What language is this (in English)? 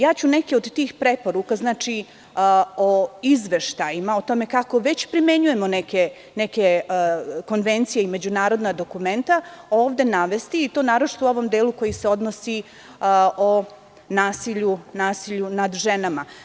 Serbian